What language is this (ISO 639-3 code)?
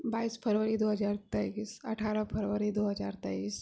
mai